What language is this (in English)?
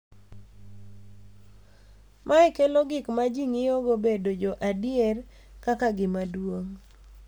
Luo (Kenya and Tanzania)